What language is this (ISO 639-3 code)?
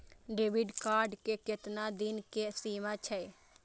mai